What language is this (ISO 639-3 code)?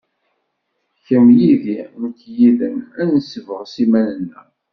kab